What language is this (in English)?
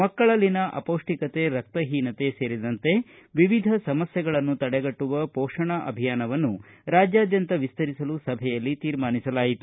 Kannada